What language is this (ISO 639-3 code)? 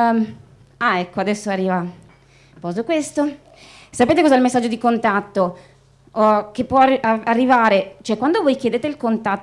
ita